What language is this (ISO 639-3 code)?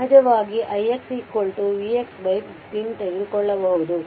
kan